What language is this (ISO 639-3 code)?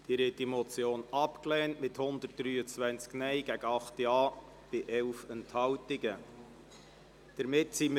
gsw